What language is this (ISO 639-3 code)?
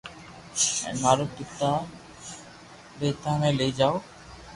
lrk